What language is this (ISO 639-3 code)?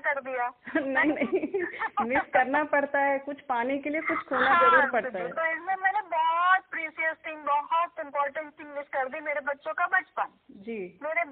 hin